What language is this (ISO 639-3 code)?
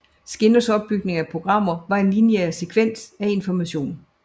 dan